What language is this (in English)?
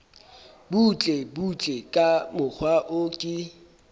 Southern Sotho